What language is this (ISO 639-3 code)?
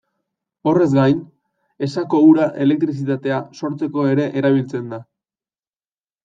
eus